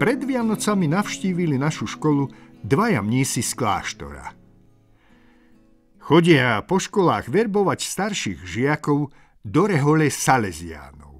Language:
Czech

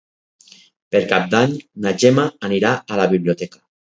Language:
Catalan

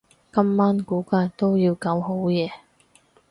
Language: Cantonese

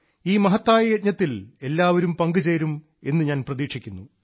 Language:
Malayalam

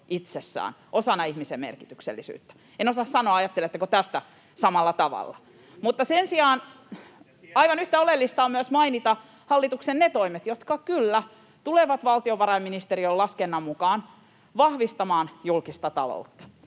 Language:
Finnish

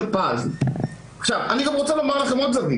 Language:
Hebrew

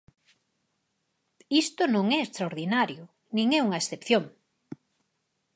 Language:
Galician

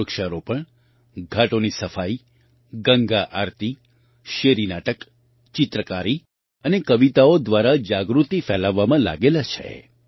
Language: Gujarati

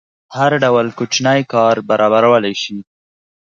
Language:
Pashto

